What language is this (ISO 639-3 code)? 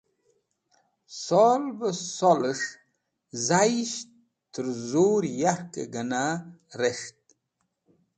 wbl